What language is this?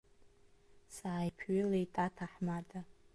Abkhazian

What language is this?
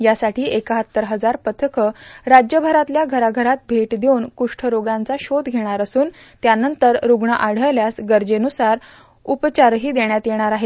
Marathi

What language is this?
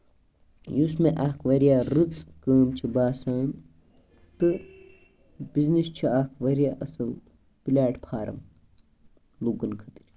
Kashmiri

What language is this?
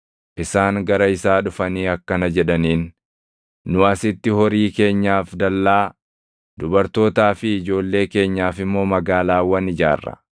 Oromo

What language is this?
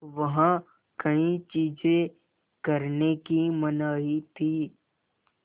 Hindi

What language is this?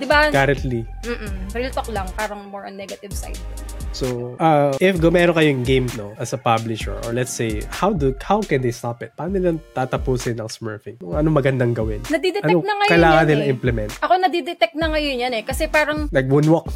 Filipino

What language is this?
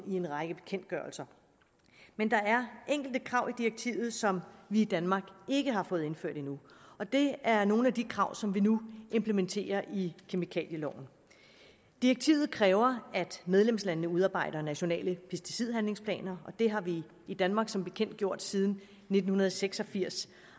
Danish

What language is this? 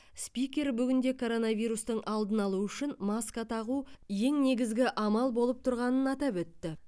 Kazakh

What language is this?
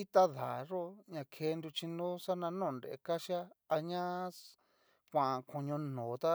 Cacaloxtepec Mixtec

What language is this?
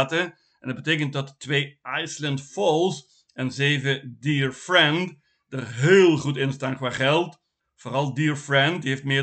Dutch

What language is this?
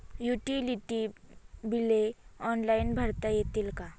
Marathi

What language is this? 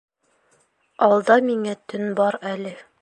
Bashkir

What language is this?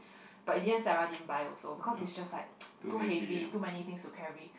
English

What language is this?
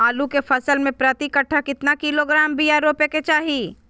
Magahi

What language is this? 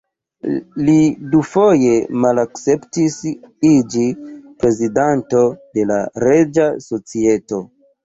Esperanto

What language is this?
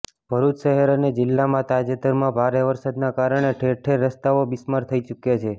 Gujarati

